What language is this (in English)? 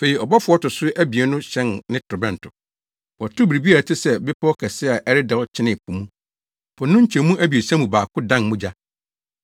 Akan